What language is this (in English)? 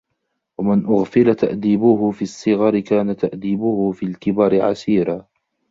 Arabic